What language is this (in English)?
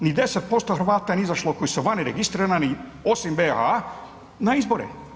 Croatian